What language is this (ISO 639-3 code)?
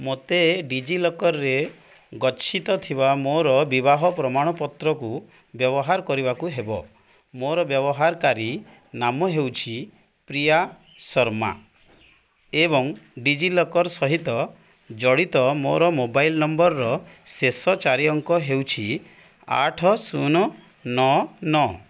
ori